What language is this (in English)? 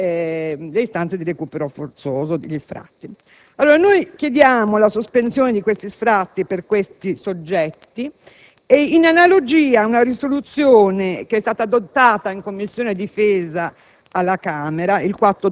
Italian